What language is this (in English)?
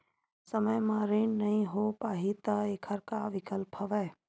Chhattisgarhi